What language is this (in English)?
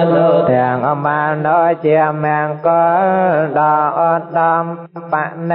Thai